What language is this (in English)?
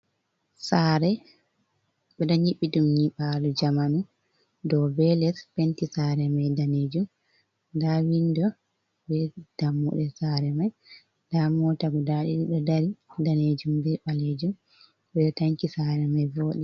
Fula